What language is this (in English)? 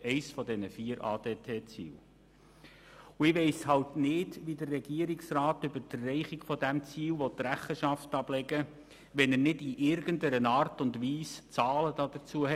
Swiss German